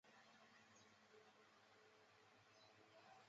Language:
Chinese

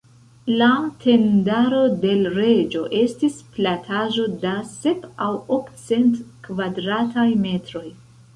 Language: Esperanto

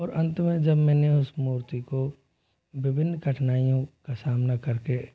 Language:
Hindi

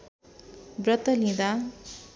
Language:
Nepali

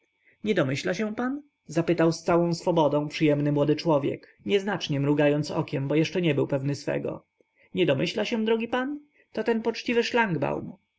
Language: Polish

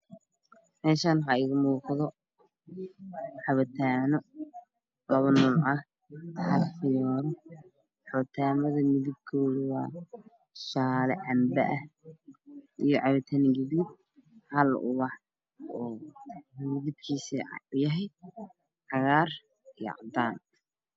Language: Somali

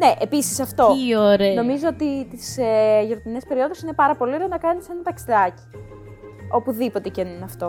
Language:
Greek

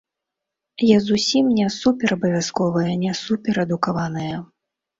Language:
Belarusian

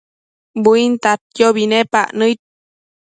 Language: Matsés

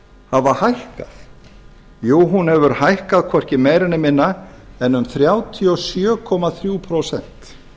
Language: Icelandic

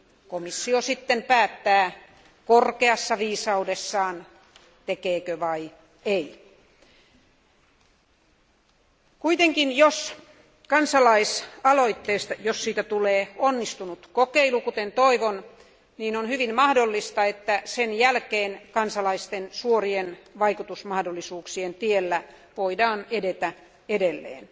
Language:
Finnish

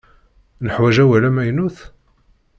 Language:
Kabyle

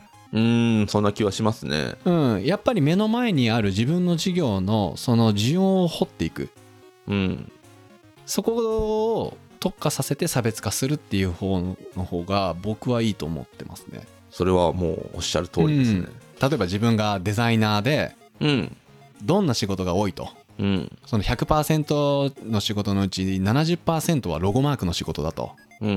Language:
Japanese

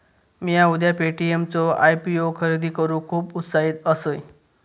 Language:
Marathi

